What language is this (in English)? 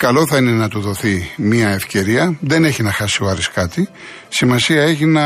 Greek